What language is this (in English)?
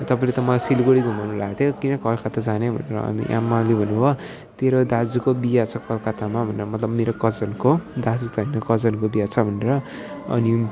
Nepali